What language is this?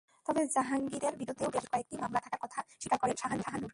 Bangla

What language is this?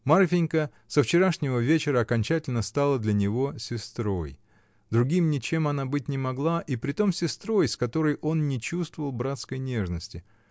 Russian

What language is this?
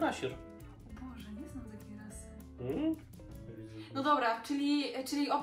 Polish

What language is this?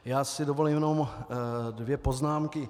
Czech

